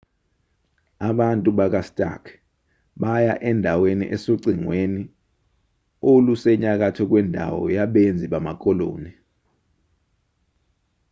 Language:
Zulu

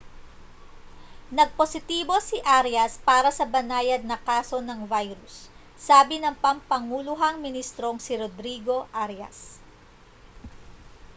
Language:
Filipino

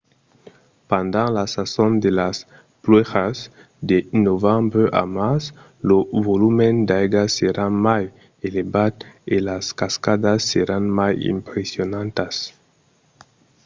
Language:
Occitan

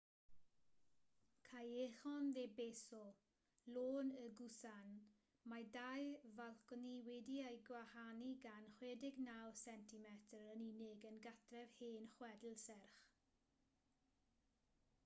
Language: Welsh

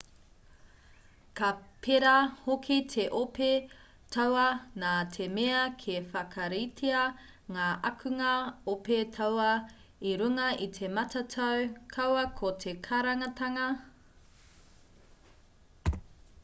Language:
Māori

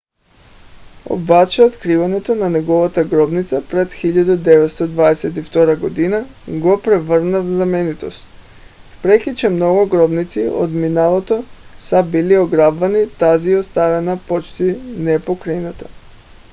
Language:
Bulgarian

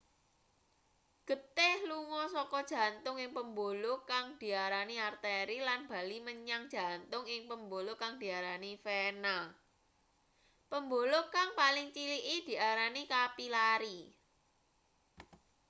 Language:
Javanese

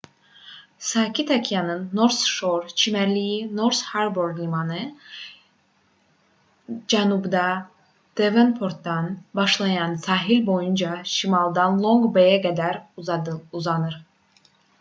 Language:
Azerbaijani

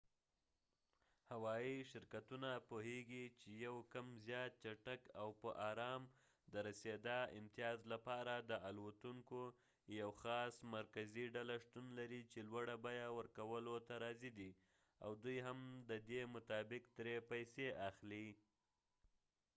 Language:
Pashto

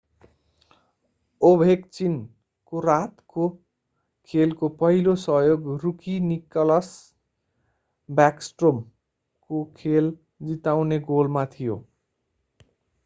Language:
Nepali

